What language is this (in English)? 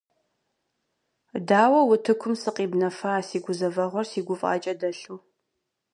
Kabardian